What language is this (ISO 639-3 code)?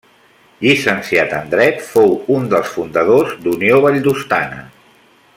cat